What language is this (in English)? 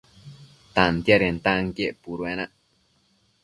Matsés